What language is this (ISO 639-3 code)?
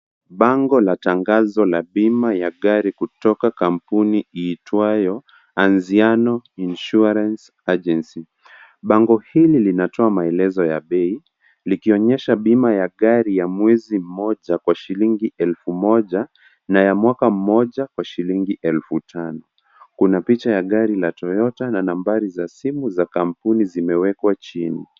swa